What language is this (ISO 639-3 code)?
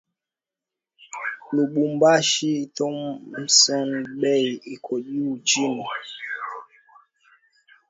swa